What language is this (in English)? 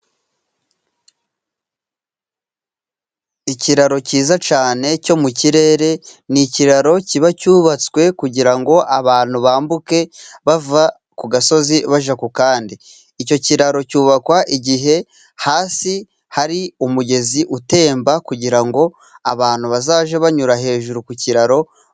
Kinyarwanda